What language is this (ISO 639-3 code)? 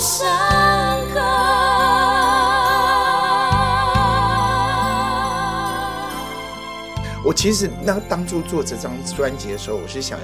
zho